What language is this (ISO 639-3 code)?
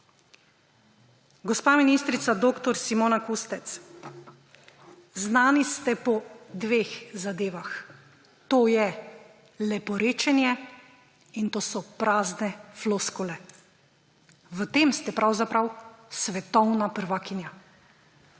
slv